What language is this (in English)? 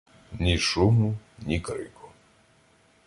Ukrainian